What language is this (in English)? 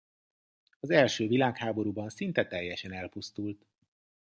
Hungarian